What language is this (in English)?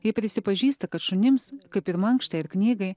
Lithuanian